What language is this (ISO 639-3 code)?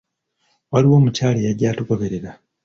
lug